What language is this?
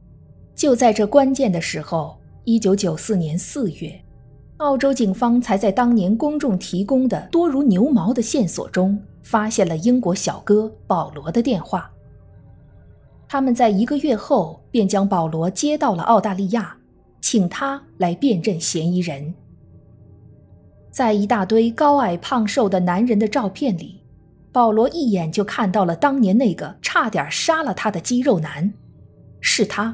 Chinese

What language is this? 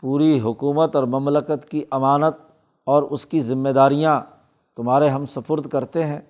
Urdu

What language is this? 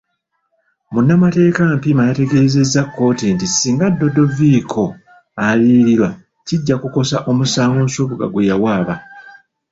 Ganda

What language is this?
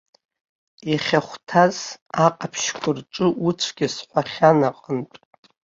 Abkhazian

